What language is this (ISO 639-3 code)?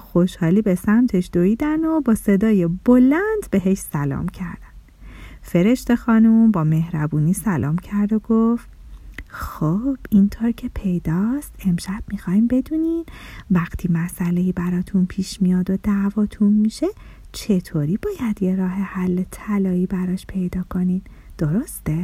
fas